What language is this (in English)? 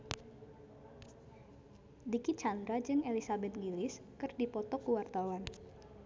Sundanese